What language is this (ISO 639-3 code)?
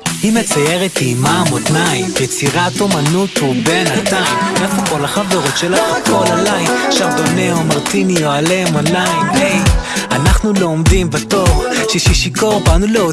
heb